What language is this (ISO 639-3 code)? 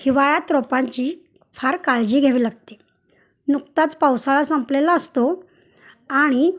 mar